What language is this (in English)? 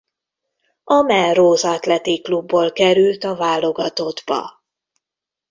Hungarian